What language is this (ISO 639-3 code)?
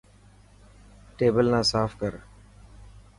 mki